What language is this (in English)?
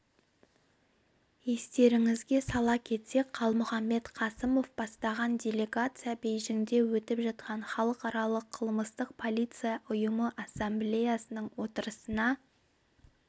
Kazakh